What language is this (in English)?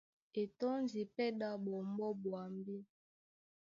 Duala